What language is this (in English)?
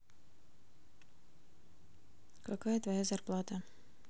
Russian